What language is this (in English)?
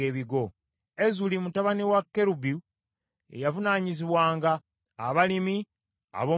Ganda